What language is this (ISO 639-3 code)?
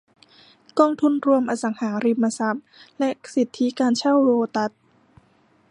tha